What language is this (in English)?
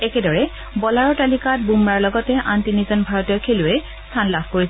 Assamese